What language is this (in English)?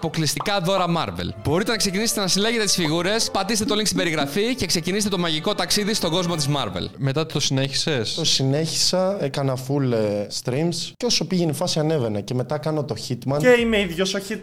Greek